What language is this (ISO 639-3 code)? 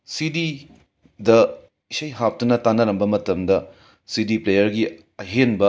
mni